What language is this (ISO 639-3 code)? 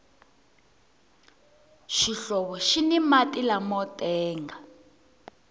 tso